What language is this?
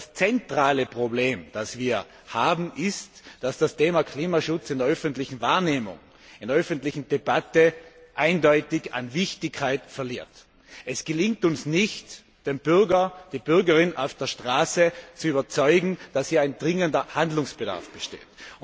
German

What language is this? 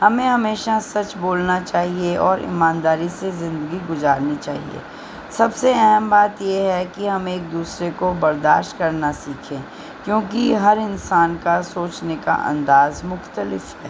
Urdu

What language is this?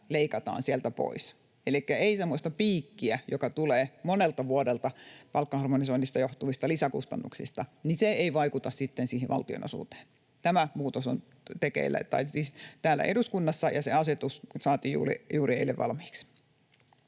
Finnish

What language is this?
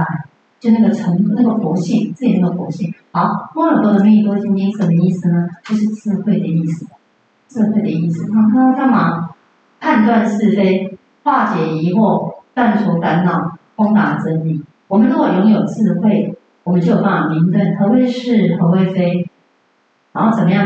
Chinese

